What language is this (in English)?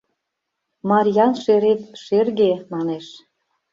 Mari